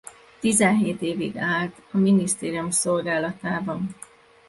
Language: Hungarian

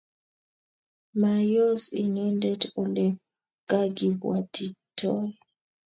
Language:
Kalenjin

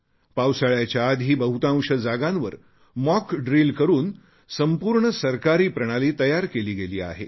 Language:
Marathi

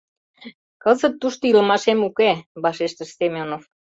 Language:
Mari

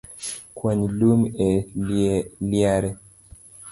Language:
Luo (Kenya and Tanzania)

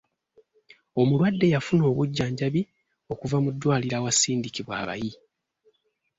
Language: Ganda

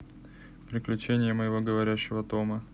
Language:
Russian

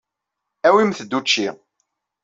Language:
Kabyle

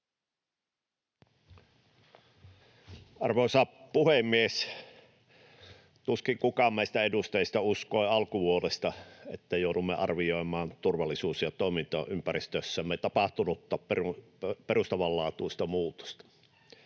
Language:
Finnish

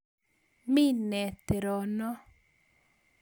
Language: Kalenjin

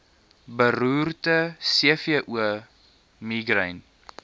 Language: Afrikaans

